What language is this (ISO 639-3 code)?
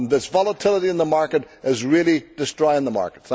eng